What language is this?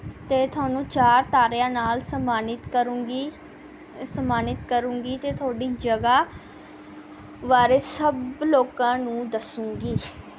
Punjabi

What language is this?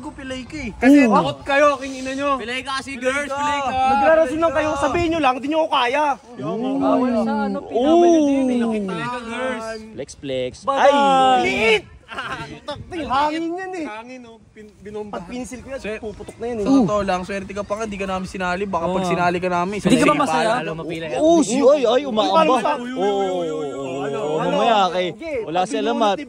Filipino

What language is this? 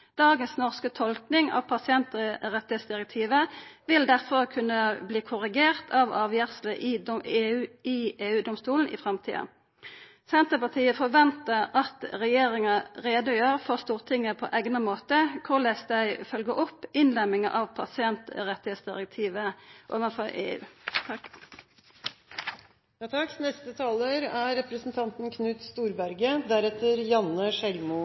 Norwegian Nynorsk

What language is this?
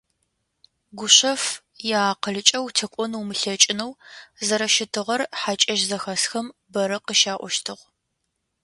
Adyghe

